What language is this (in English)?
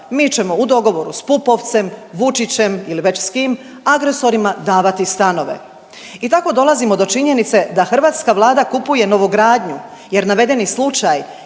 Croatian